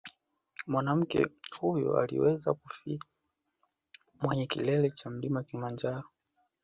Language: Swahili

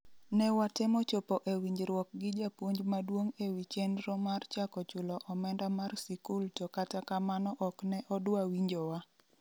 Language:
Luo (Kenya and Tanzania)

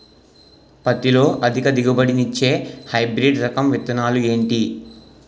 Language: Telugu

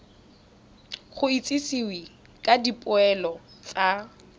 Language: Tswana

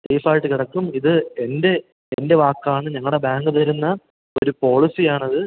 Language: Malayalam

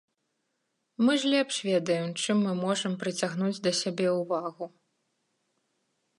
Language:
Belarusian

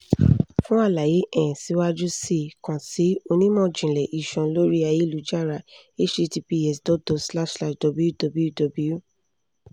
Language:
Yoruba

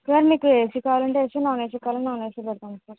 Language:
Telugu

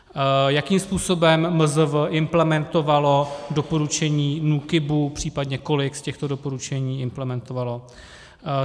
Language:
Czech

